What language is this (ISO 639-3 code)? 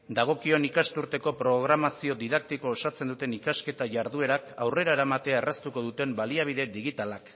eus